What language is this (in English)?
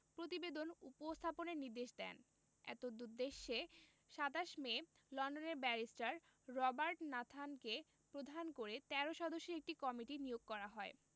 Bangla